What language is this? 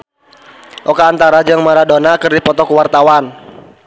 Sundanese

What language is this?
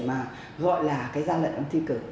Vietnamese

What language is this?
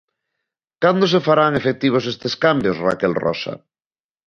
Galician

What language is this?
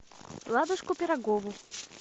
Russian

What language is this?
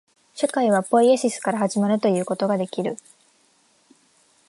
Japanese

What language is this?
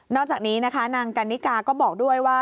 Thai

